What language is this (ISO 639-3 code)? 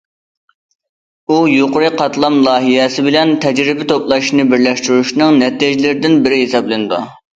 uig